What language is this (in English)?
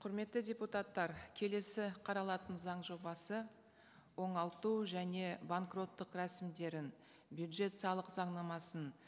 Kazakh